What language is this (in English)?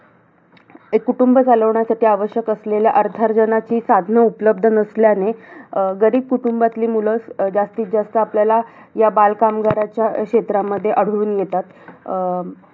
Marathi